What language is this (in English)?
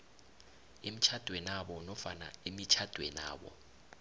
South Ndebele